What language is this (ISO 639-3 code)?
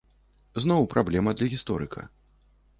bel